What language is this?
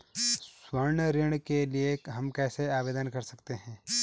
Hindi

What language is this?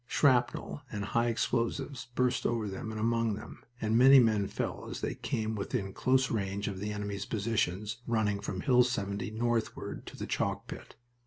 English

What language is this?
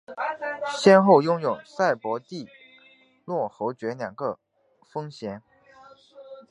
Chinese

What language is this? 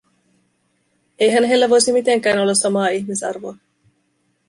Finnish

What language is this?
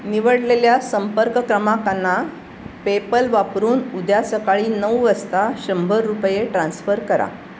Marathi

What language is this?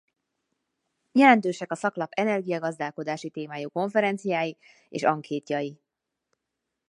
Hungarian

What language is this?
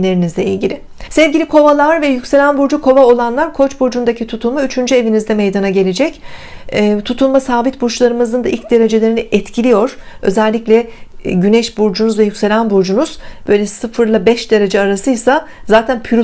Turkish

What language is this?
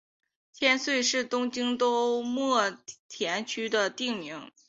Chinese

